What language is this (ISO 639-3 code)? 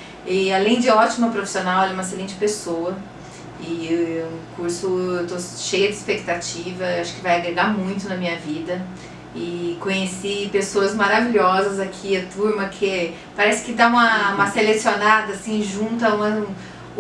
por